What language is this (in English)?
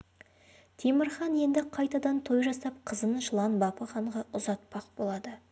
Kazakh